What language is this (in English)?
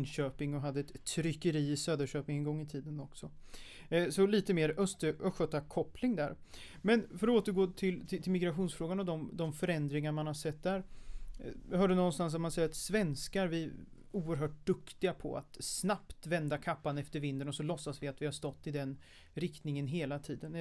Swedish